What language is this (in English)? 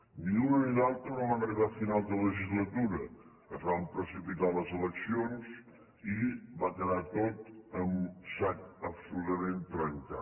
Catalan